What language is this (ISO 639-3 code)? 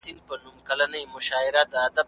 pus